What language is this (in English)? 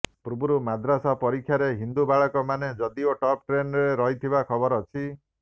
Odia